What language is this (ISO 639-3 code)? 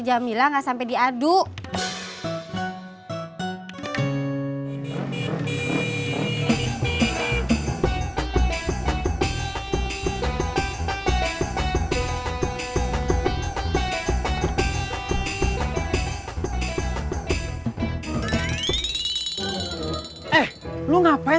ind